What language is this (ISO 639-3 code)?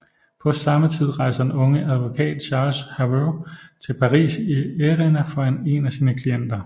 dan